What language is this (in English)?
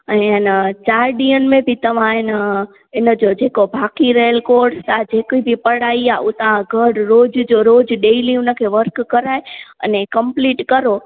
Sindhi